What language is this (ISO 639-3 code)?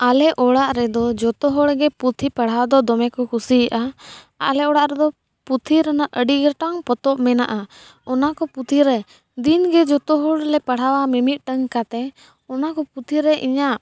sat